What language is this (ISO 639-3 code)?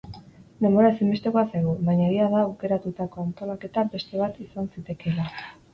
eus